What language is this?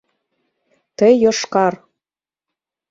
Mari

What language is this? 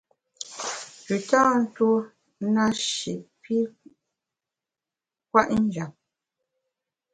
Bamun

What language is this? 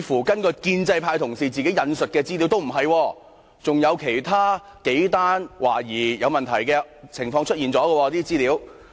Cantonese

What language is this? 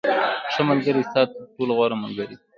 Pashto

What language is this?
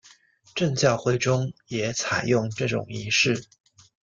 Chinese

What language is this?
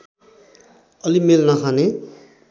Nepali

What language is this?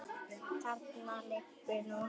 Icelandic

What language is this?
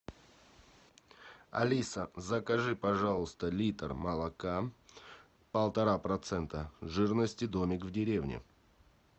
Russian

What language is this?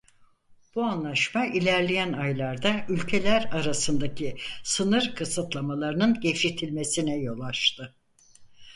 Turkish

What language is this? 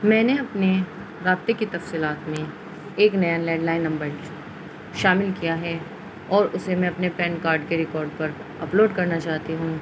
Urdu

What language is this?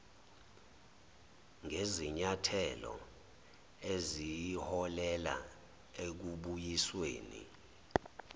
Zulu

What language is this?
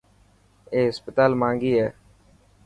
Dhatki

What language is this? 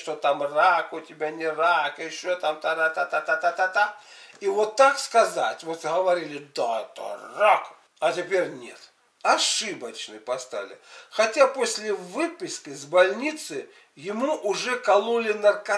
Russian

